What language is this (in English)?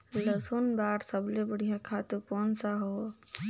Chhattisgarhi